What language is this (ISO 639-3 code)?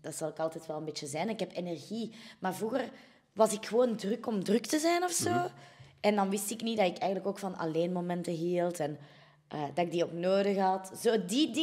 nld